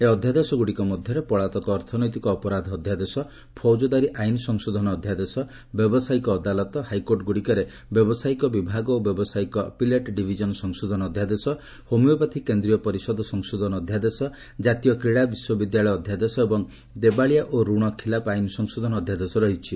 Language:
Odia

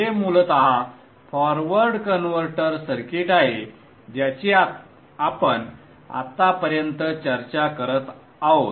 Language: Marathi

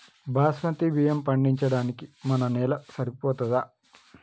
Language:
Telugu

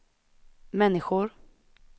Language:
Swedish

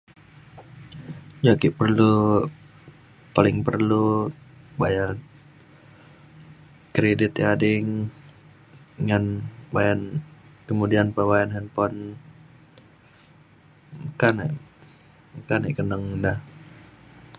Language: Mainstream Kenyah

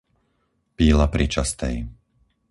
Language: Slovak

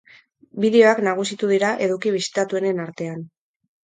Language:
Basque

